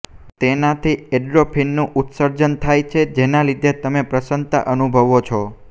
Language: Gujarati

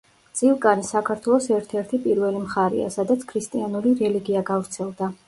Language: Georgian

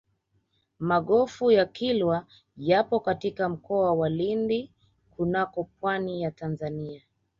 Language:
Swahili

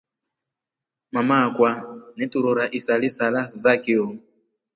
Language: Rombo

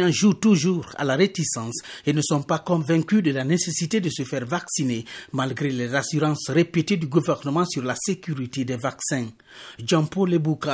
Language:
French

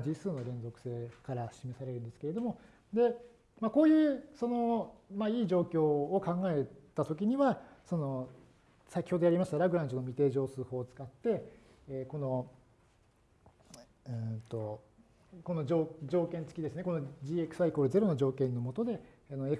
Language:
Japanese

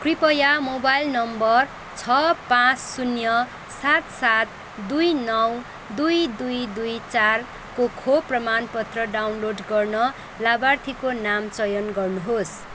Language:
Nepali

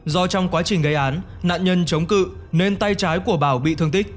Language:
Vietnamese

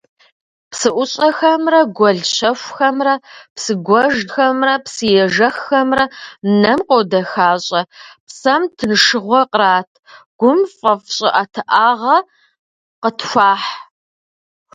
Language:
Kabardian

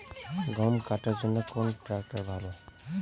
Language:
Bangla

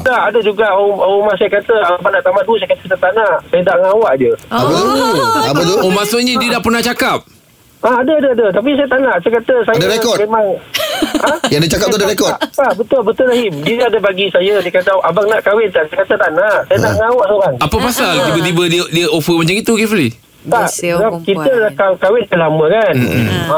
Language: Malay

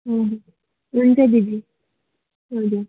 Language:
Nepali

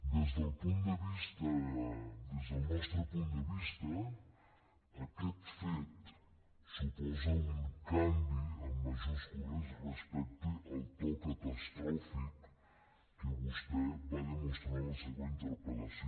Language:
Catalan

